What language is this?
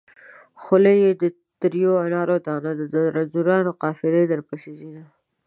Pashto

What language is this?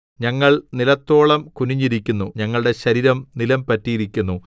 Malayalam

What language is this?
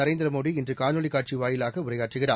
Tamil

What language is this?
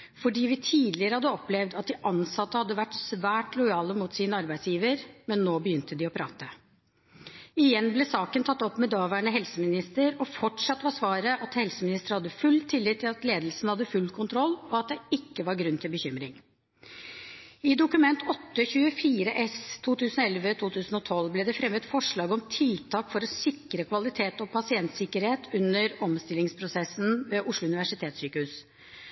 Norwegian Bokmål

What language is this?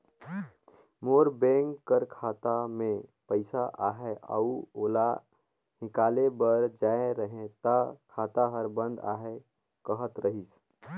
Chhattisgarhi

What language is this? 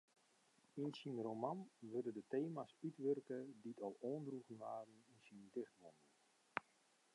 Western Frisian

